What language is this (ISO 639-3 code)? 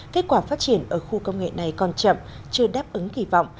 vie